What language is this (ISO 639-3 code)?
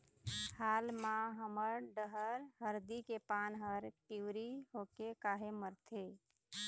hne